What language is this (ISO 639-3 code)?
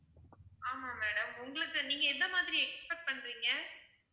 tam